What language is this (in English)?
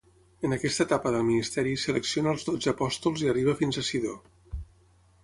Catalan